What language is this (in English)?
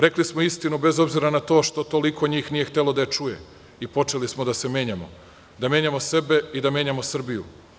Serbian